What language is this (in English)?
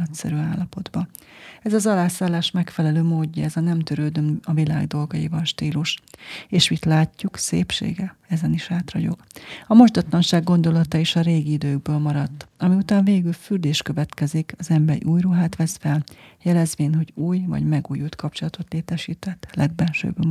Hungarian